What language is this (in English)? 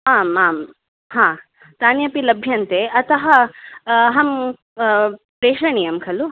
Sanskrit